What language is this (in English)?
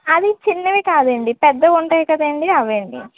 Telugu